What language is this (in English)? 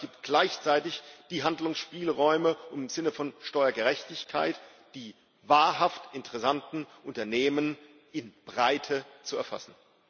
German